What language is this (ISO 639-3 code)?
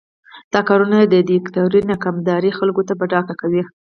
pus